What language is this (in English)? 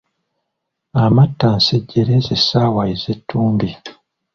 Ganda